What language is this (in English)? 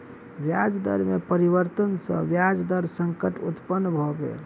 Maithili